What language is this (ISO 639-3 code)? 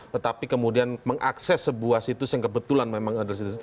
ind